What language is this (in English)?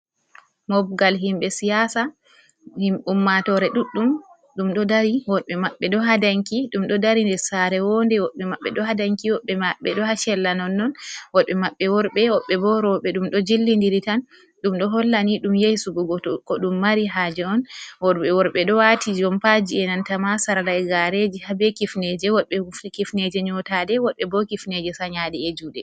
Fula